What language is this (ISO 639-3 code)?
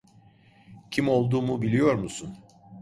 tur